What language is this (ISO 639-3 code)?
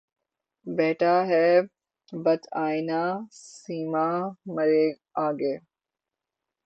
urd